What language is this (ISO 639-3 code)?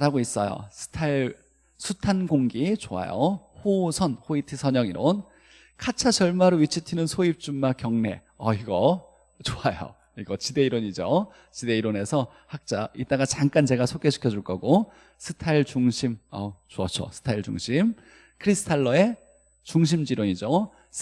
kor